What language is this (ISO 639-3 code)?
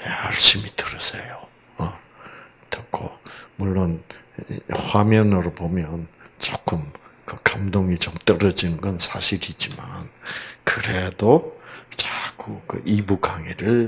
kor